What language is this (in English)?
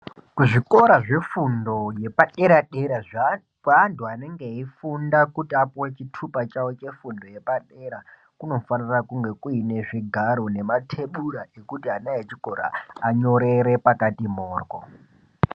Ndau